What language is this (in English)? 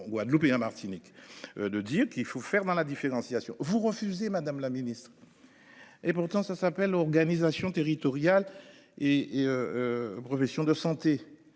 French